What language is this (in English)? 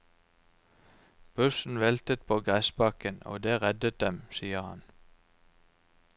Norwegian